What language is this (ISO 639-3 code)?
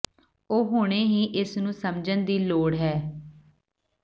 pan